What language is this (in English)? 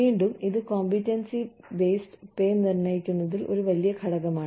Malayalam